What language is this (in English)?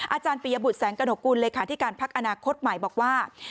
Thai